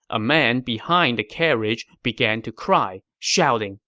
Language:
English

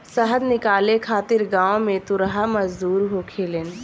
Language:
Bhojpuri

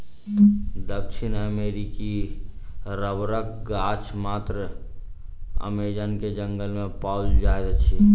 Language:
Maithili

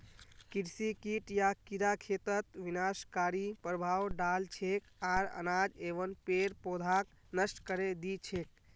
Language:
Magahi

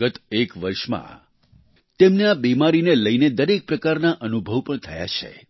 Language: Gujarati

